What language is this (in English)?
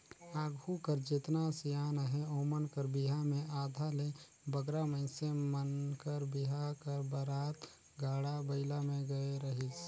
Chhattisgarhi